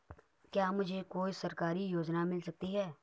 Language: Hindi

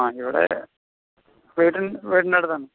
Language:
Malayalam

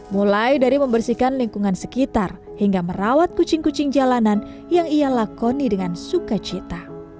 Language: Indonesian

